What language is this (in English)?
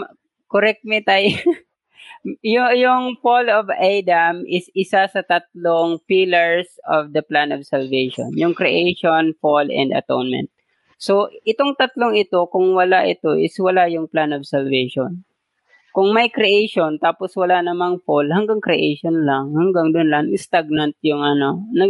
Filipino